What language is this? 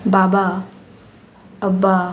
Konkani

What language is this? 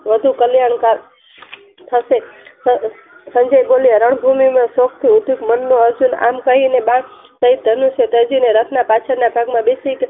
Gujarati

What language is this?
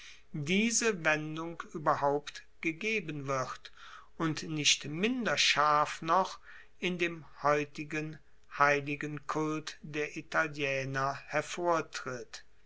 German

